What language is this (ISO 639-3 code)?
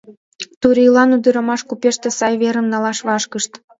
chm